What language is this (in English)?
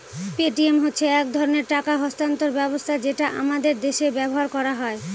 Bangla